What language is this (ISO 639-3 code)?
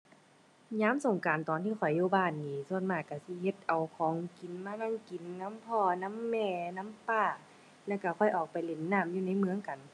tha